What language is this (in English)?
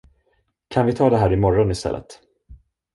Swedish